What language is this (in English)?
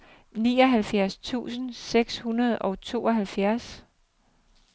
Danish